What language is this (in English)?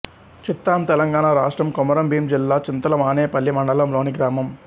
Telugu